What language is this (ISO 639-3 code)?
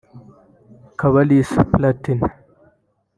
kin